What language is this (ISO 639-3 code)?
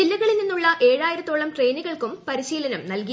mal